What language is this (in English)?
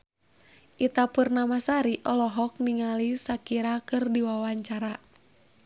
Sundanese